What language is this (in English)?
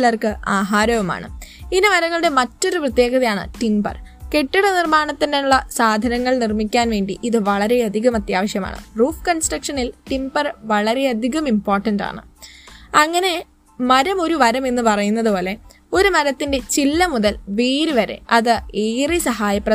Malayalam